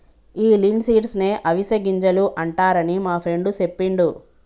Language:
Telugu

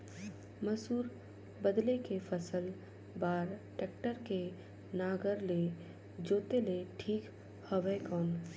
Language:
Chhattisgarhi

